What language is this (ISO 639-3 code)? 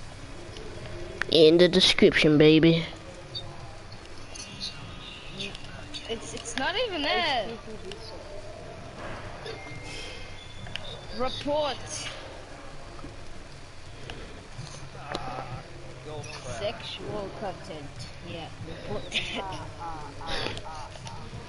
eng